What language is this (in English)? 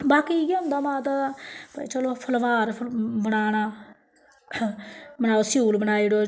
Dogri